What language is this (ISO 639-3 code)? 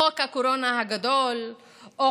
heb